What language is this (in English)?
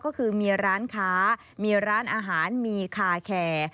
Thai